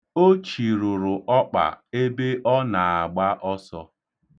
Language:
Igbo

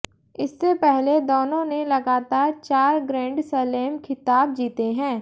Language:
Hindi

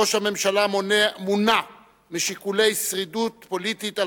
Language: Hebrew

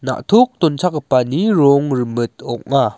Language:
Garo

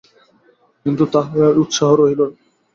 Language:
Bangla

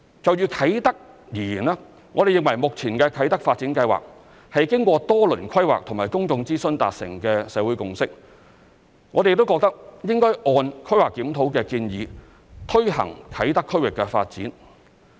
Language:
Cantonese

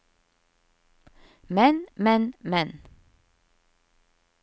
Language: Norwegian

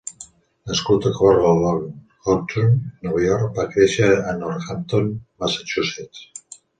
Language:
Catalan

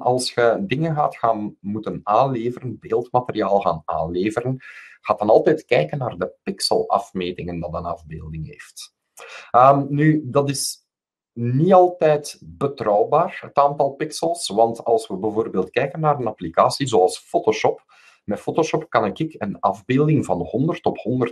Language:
Dutch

